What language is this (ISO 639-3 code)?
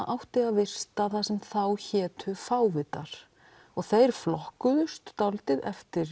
isl